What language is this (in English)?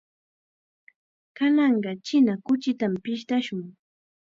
Chiquián Ancash Quechua